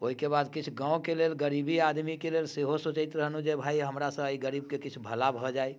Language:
Maithili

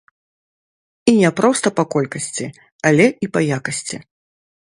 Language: Belarusian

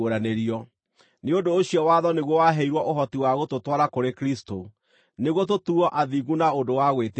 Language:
Kikuyu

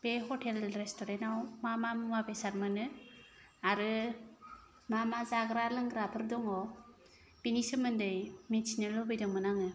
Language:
Bodo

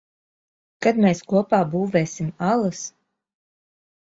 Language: Latvian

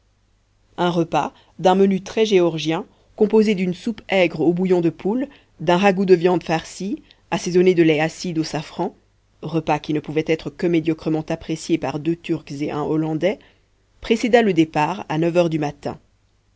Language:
French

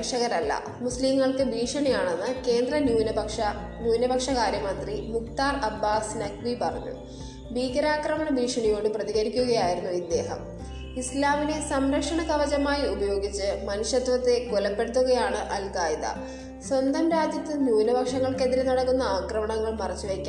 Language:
Malayalam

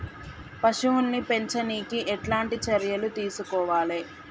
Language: Telugu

